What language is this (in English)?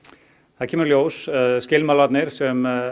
Icelandic